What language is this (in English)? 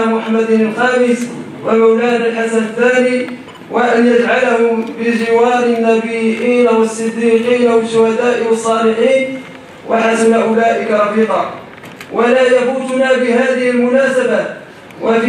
Arabic